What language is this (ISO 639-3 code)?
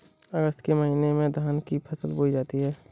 hin